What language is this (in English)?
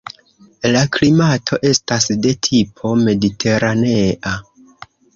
Esperanto